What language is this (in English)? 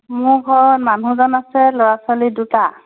Assamese